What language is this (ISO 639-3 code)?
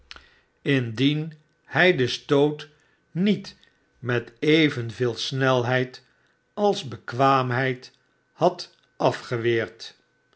nld